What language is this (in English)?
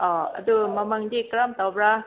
Manipuri